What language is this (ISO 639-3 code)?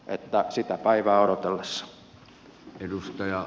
fin